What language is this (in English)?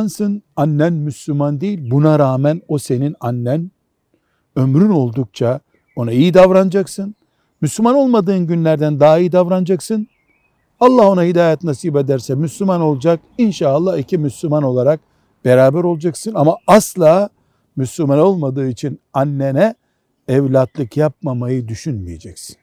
Turkish